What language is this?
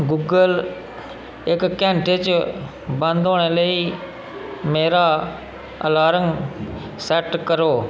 Dogri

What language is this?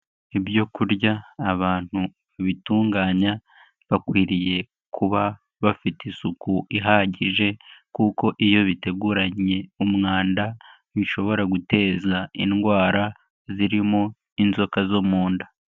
Kinyarwanda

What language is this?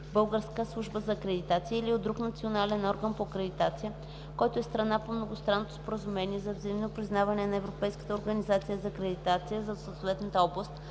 Bulgarian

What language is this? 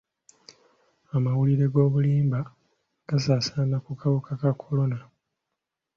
Ganda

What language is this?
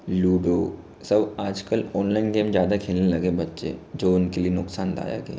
Hindi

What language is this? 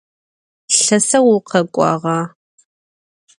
Adyghe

